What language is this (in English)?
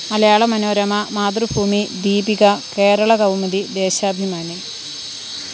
Malayalam